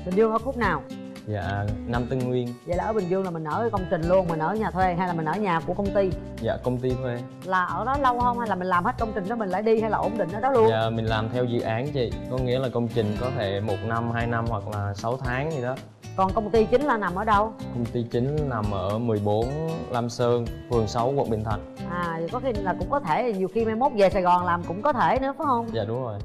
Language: Vietnamese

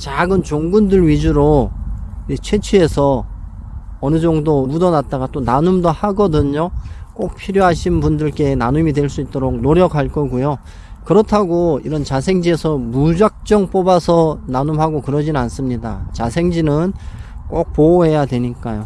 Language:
Korean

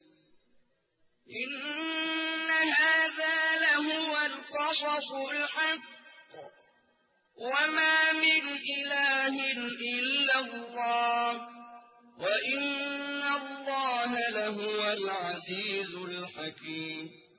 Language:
Arabic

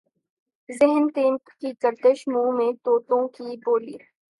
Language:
Urdu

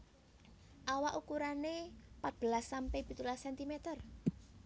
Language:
Javanese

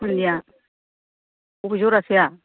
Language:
Bodo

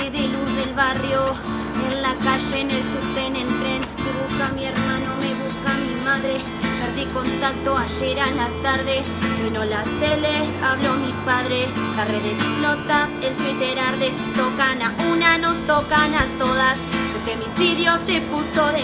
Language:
Spanish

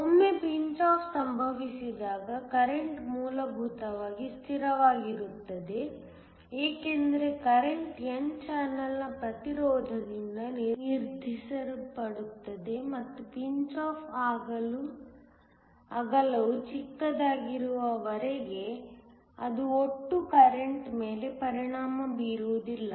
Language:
Kannada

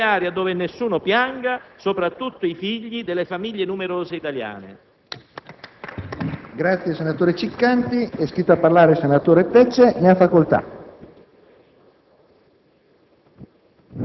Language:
Italian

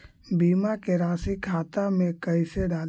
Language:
Magahi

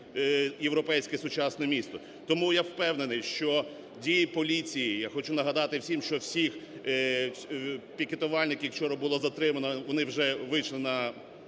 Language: Ukrainian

